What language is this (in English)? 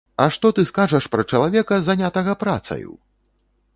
Belarusian